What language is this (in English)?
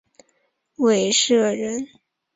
Chinese